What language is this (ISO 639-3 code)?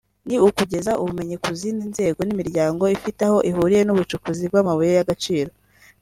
kin